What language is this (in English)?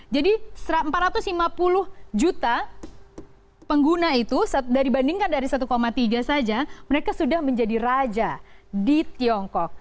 Indonesian